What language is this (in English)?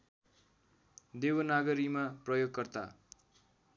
Nepali